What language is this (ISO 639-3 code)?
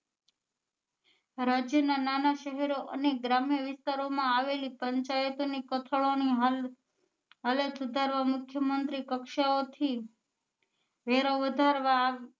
guj